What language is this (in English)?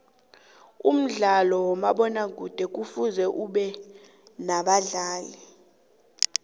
South Ndebele